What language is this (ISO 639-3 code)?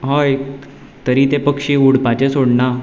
kok